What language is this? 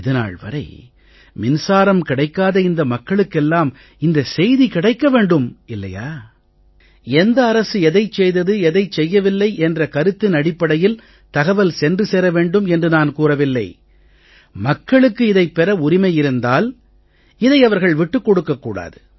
Tamil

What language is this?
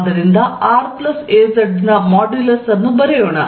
Kannada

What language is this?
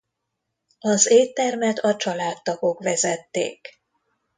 Hungarian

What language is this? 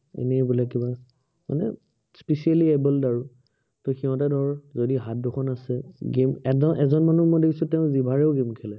Assamese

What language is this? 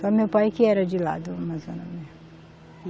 Portuguese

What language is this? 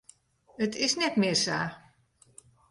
Western Frisian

